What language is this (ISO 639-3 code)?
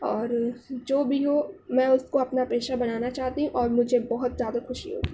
urd